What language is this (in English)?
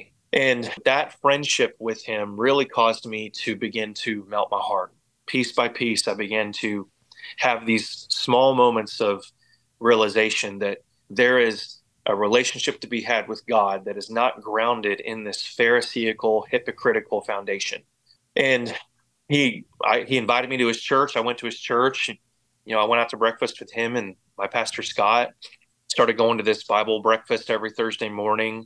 English